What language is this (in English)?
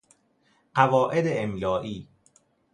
Persian